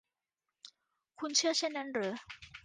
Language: Thai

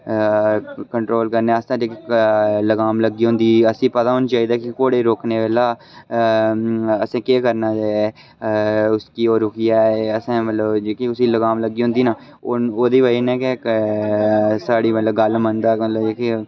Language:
Dogri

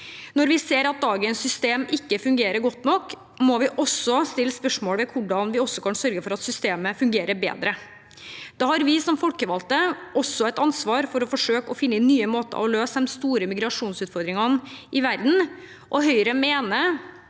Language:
Norwegian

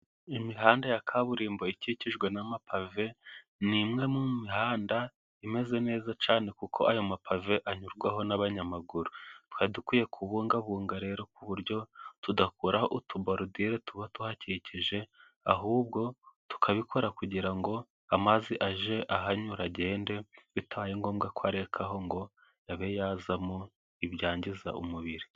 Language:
Kinyarwanda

